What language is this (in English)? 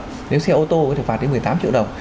Vietnamese